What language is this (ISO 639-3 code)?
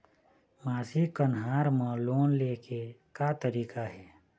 hne